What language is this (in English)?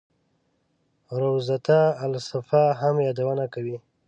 Pashto